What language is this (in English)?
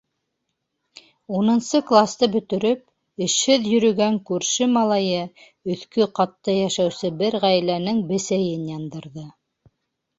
Bashkir